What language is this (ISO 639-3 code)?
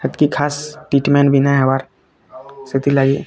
ori